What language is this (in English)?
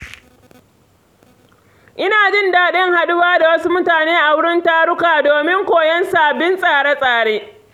Hausa